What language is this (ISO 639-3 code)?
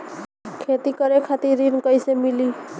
bho